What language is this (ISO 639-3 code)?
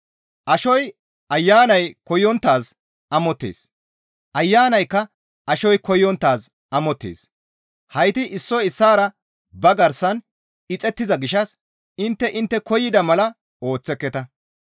gmv